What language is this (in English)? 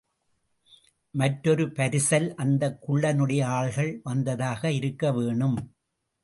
Tamil